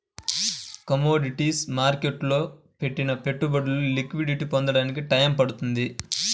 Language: Telugu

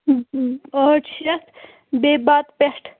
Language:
Kashmiri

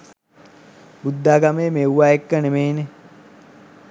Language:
Sinhala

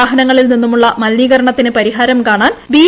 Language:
Malayalam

